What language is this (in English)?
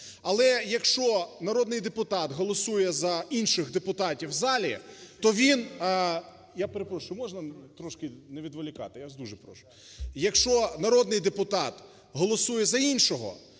Ukrainian